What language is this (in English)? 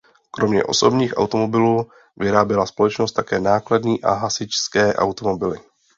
Czech